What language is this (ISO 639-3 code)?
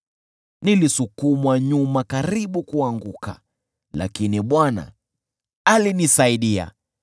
swa